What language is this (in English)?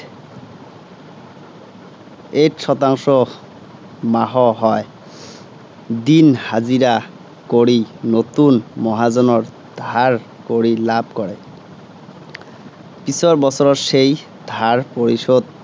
Assamese